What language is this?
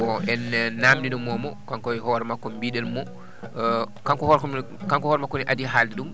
Fula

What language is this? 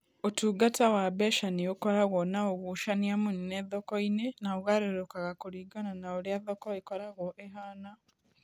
Kikuyu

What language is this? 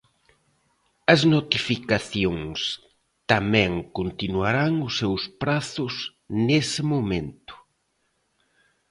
Galician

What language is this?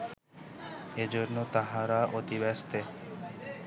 Bangla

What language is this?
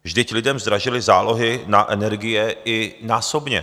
Czech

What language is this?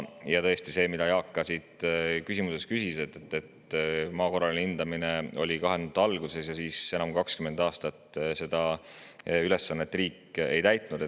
Estonian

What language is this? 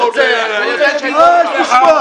Hebrew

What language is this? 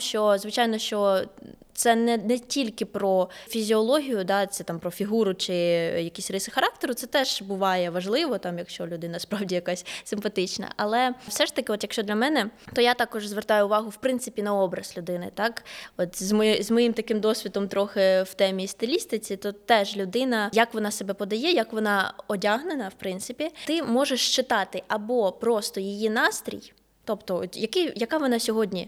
Ukrainian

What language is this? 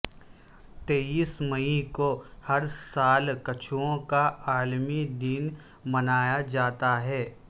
Urdu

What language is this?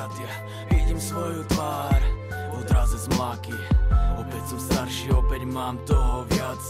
Slovak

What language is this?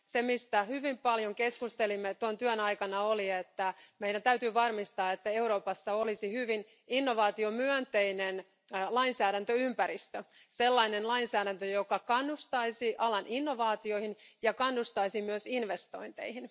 Finnish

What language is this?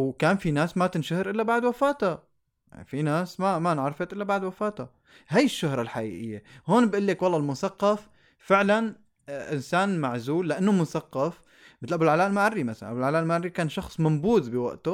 Arabic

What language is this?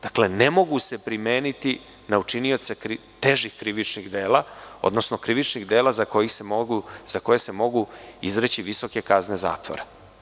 Serbian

